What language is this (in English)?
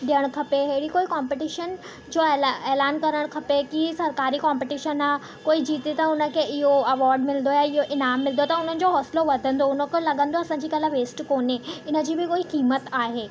Sindhi